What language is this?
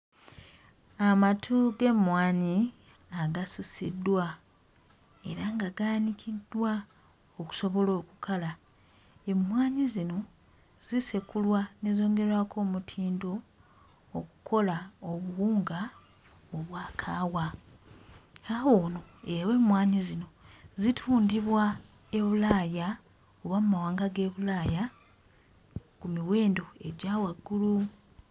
Ganda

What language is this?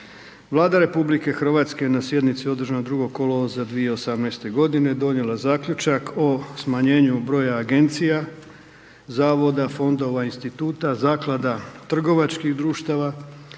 Croatian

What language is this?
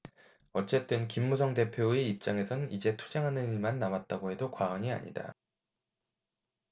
Korean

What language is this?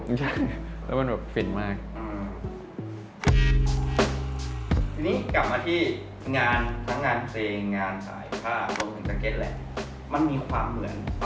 Thai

